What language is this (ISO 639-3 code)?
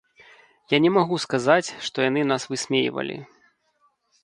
bel